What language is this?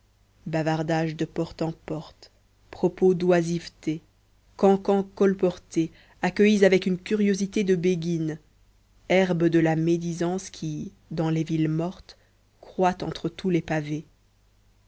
French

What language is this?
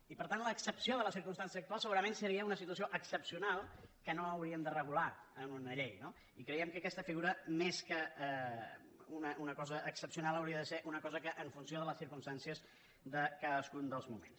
Catalan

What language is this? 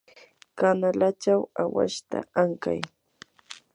Yanahuanca Pasco Quechua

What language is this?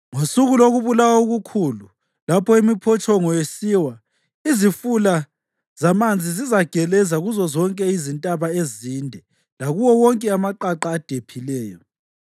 North Ndebele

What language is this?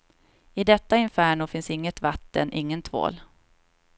Swedish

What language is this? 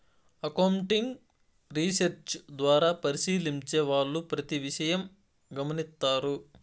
Telugu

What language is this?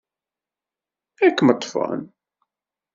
Kabyle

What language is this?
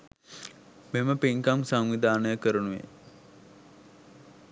Sinhala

